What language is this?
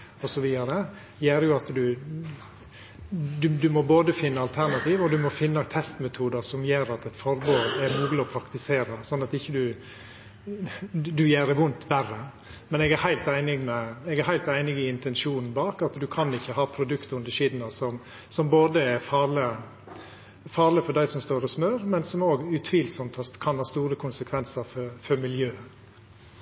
Norwegian Nynorsk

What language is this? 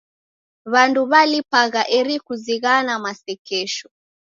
Taita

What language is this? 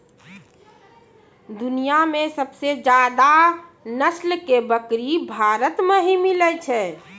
Maithili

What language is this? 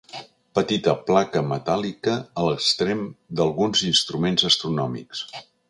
Catalan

